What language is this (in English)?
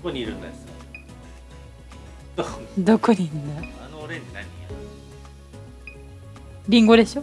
Japanese